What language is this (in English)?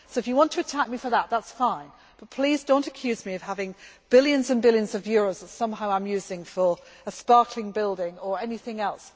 English